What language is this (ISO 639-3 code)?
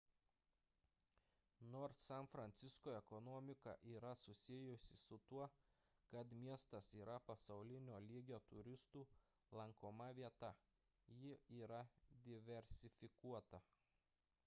lit